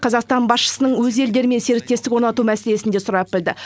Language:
Kazakh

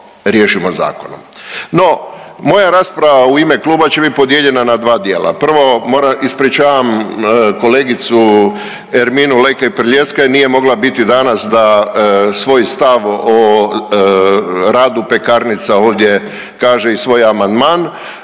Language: Croatian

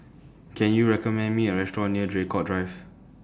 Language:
English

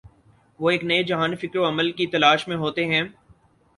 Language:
Urdu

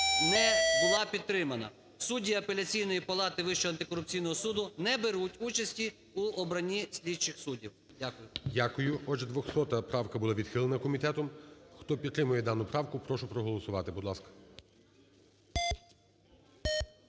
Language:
Ukrainian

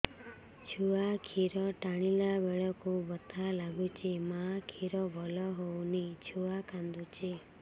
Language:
Odia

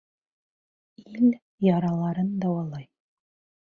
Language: Bashkir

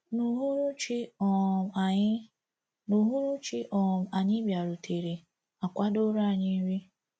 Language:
Igbo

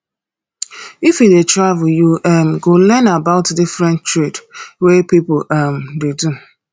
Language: Nigerian Pidgin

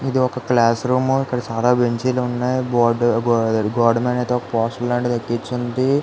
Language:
Telugu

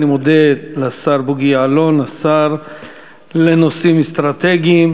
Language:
Hebrew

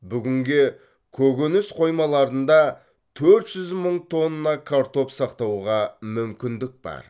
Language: Kazakh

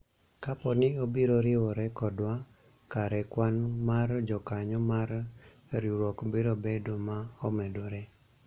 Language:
Luo (Kenya and Tanzania)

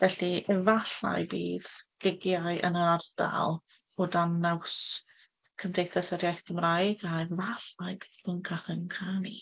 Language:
Welsh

